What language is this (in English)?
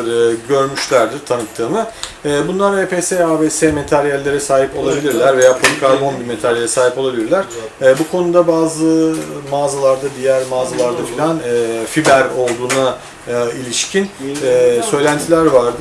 Turkish